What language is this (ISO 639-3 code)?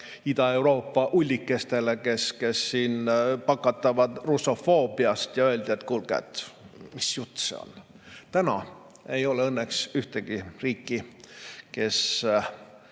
est